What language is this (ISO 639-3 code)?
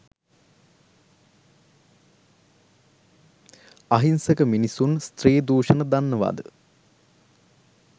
sin